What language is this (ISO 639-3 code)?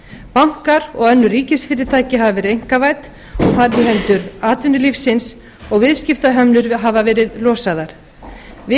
isl